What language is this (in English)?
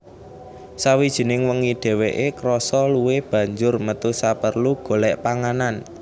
Javanese